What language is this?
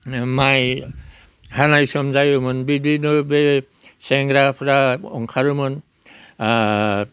Bodo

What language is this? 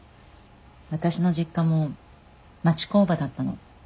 Japanese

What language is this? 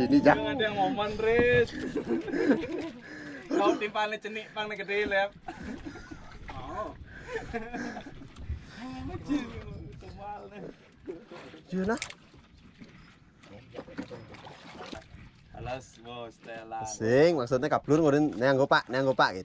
Indonesian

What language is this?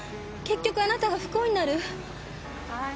Japanese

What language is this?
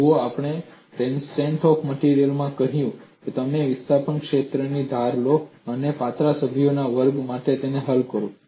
Gujarati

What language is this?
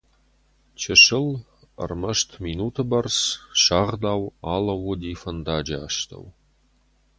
Ossetic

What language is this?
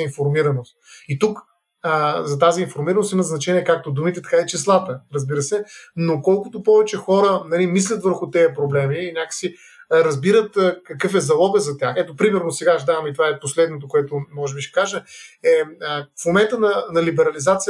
Bulgarian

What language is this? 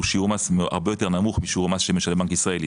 Hebrew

